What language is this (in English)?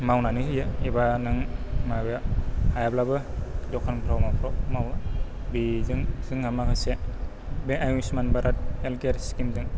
Bodo